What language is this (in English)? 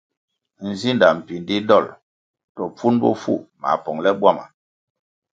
Kwasio